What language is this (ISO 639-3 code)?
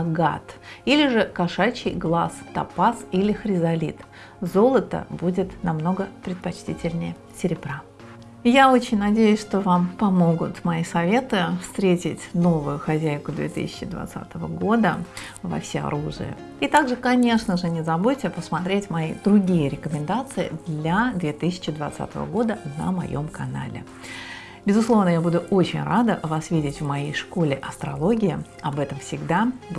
rus